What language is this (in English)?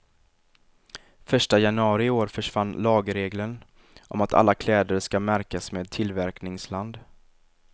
Swedish